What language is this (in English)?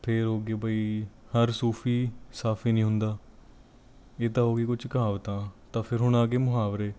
Punjabi